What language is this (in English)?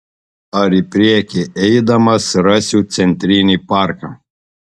Lithuanian